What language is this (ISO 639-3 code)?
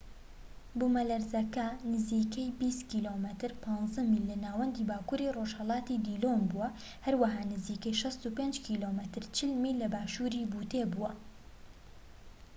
ckb